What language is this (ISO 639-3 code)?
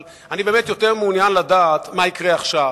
heb